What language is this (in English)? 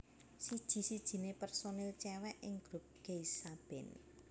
Javanese